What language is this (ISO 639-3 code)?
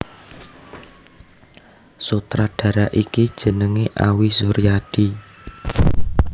jav